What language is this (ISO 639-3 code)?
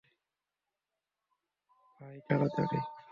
ben